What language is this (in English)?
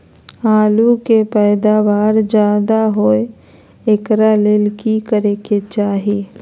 Magahi